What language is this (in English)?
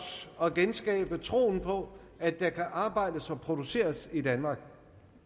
Danish